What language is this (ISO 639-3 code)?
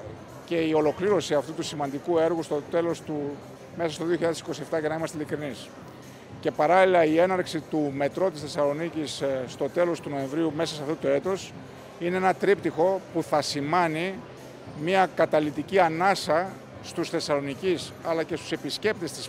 ell